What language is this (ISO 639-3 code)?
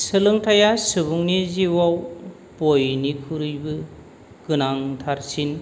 brx